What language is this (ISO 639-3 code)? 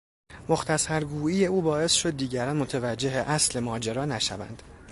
fas